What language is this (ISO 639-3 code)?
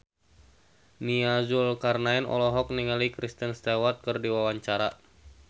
sun